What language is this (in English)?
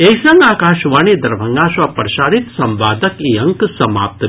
Maithili